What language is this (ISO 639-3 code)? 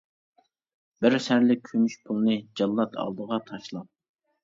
uig